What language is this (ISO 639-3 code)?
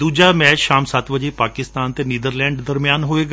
pan